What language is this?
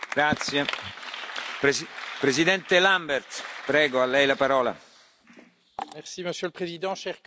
French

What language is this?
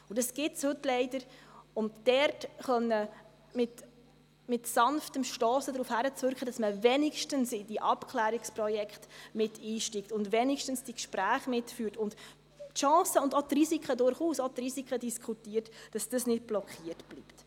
Swiss German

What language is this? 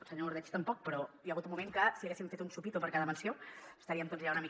Catalan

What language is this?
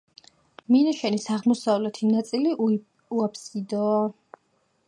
Georgian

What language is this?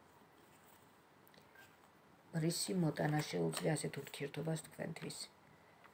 Romanian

